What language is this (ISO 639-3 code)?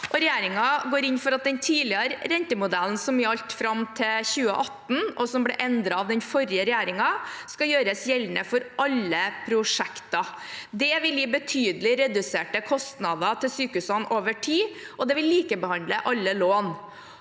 nor